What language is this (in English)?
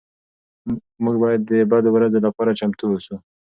Pashto